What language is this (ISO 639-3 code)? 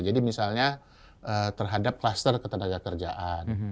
ind